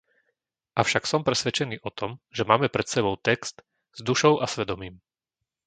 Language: Slovak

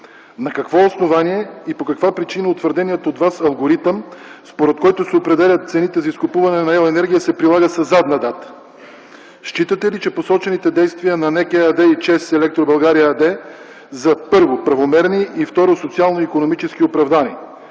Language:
Bulgarian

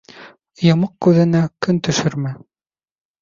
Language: Bashkir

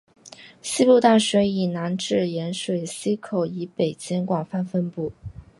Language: Chinese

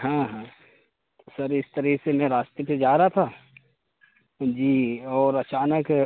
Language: Urdu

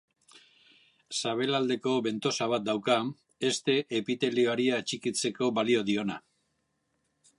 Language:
Basque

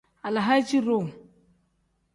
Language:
Tem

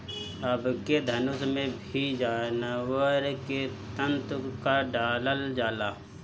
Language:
Bhojpuri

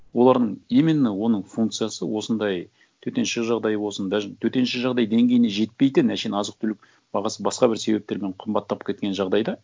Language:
Kazakh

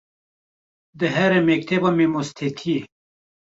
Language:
Kurdish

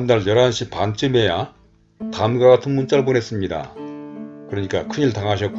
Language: Korean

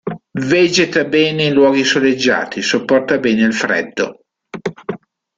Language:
Italian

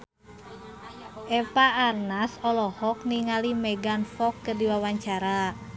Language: Sundanese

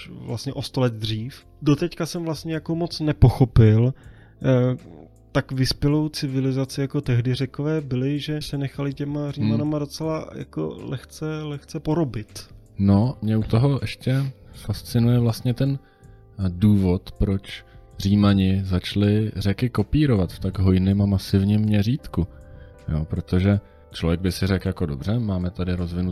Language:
Czech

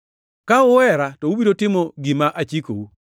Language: Luo (Kenya and Tanzania)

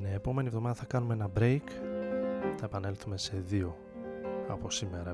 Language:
Greek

